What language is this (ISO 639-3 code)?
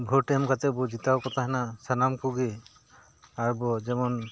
sat